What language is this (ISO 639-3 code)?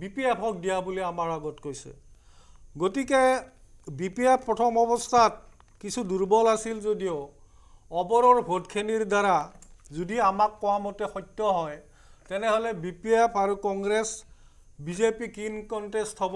ben